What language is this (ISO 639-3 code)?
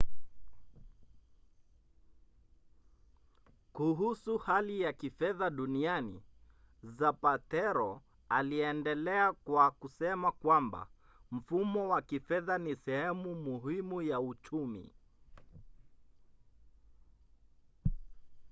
swa